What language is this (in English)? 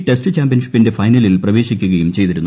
Malayalam